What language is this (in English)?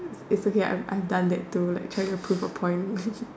English